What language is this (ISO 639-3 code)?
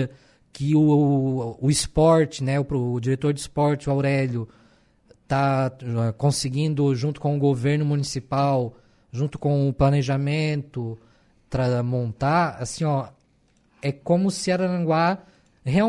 por